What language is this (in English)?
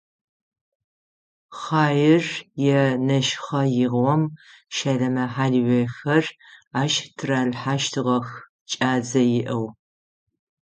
Adyghe